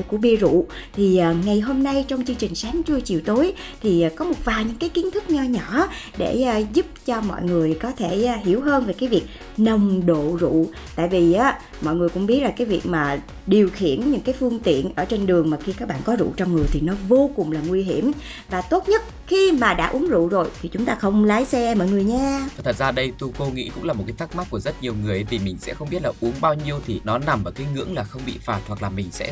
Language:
Vietnamese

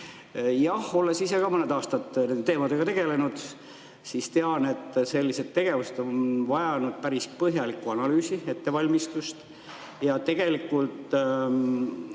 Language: Estonian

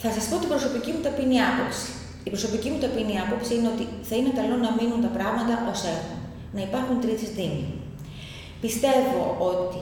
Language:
Greek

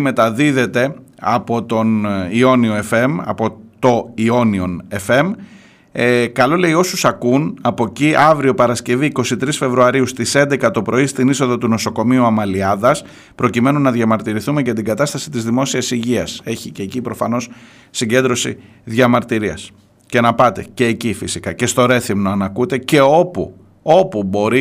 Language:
Greek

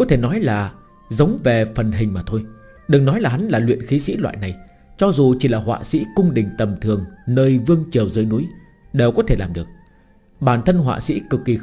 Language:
Vietnamese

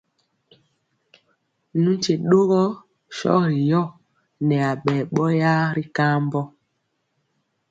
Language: Mpiemo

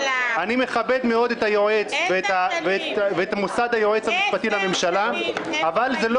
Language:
Hebrew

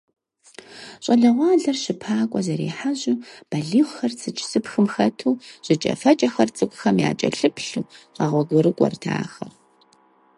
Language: Kabardian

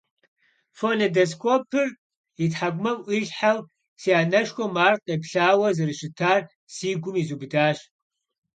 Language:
Kabardian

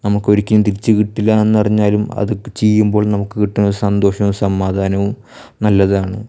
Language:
Malayalam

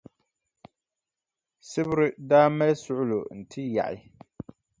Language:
Dagbani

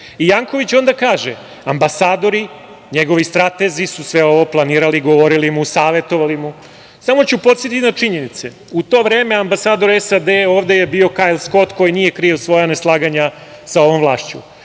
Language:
Serbian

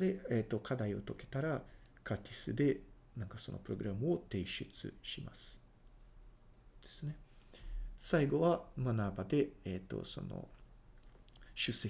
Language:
Japanese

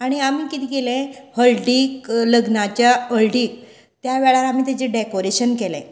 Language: Konkani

